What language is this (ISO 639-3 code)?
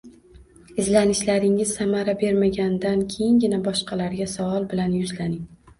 uzb